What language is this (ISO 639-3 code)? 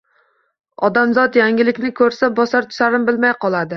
uzb